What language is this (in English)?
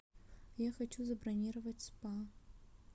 Russian